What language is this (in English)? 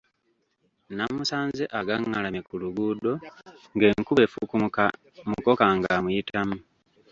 Ganda